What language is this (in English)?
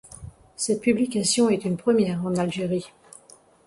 French